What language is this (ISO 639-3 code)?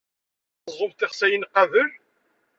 kab